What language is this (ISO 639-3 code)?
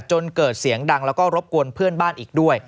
tha